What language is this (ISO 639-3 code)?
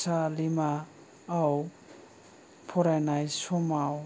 brx